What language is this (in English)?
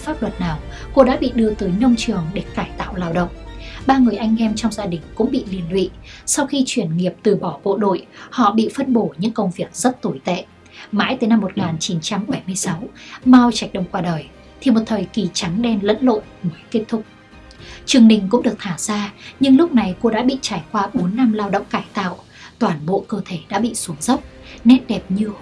Vietnamese